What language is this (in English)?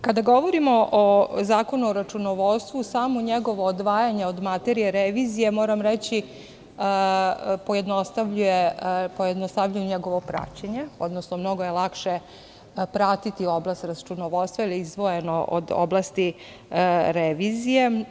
Serbian